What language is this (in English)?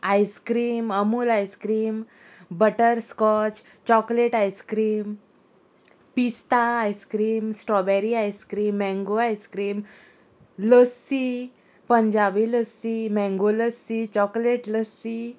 Konkani